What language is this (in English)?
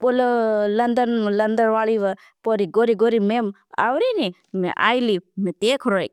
Bhili